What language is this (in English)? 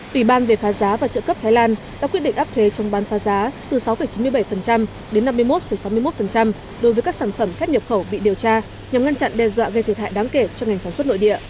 Vietnamese